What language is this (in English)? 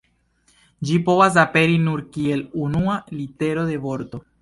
Esperanto